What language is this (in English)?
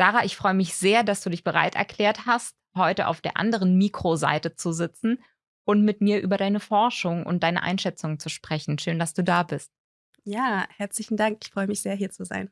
German